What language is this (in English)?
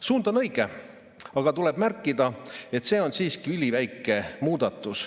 Estonian